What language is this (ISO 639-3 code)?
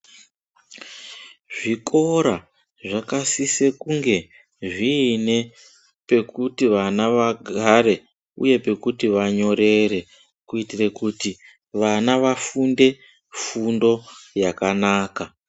ndc